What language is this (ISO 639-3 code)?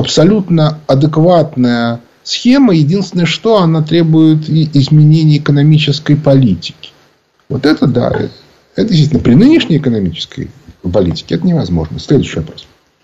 rus